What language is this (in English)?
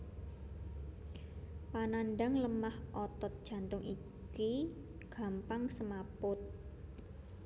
Javanese